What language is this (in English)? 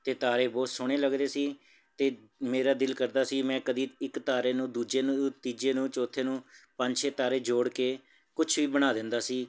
Punjabi